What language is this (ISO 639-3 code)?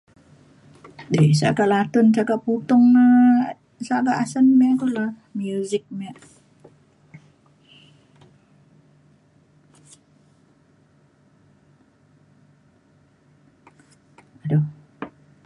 xkl